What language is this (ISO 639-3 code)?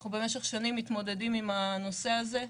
heb